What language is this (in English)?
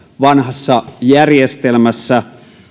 Finnish